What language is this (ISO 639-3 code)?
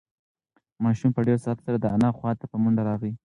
pus